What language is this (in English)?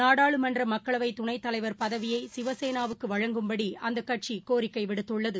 Tamil